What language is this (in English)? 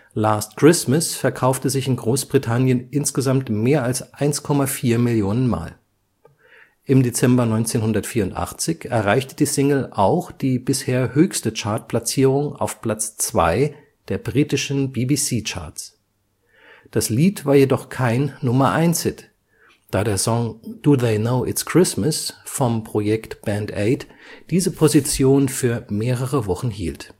German